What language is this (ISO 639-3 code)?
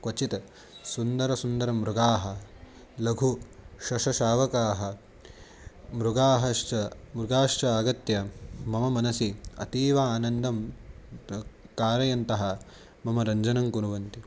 san